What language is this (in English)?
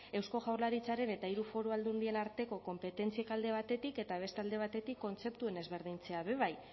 Basque